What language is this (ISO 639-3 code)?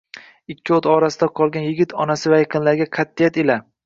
uzb